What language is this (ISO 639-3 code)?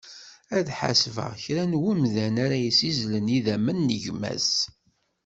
kab